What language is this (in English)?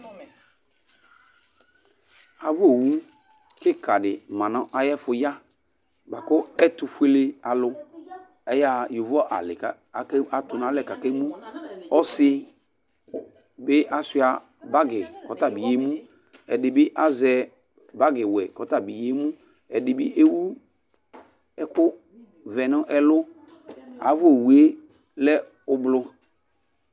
Ikposo